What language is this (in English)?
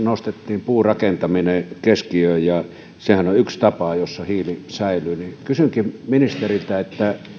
Finnish